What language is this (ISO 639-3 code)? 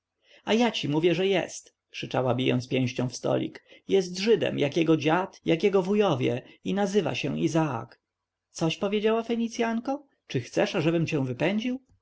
pol